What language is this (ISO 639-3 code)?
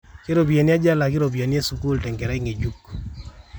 mas